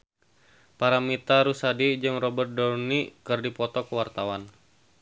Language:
Sundanese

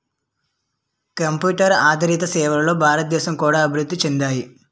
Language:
Telugu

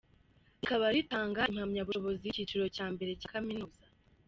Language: Kinyarwanda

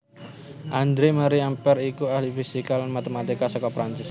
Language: Javanese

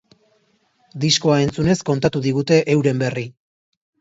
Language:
Basque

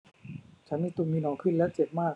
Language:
Thai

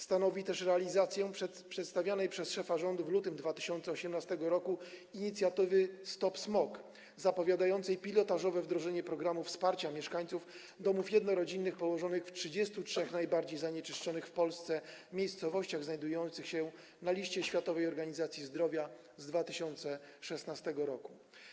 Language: Polish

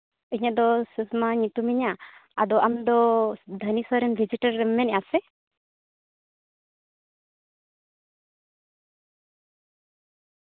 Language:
Santali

